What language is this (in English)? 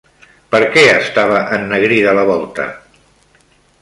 Catalan